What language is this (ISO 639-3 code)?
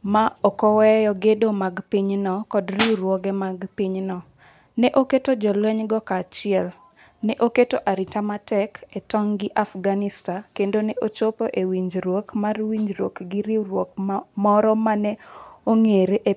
luo